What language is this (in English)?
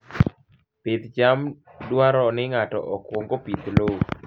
Luo (Kenya and Tanzania)